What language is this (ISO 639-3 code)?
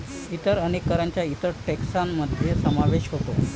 mar